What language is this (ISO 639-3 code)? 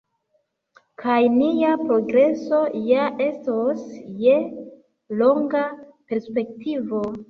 epo